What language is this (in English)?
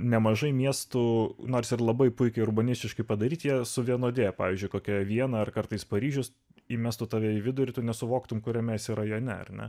Lithuanian